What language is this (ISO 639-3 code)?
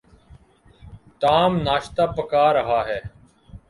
urd